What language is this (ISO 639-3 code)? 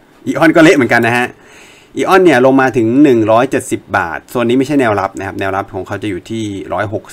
tha